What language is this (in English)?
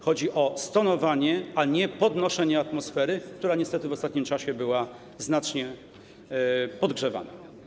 Polish